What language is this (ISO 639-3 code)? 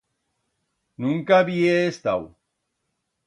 arg